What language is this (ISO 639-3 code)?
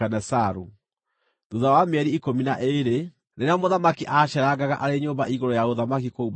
kik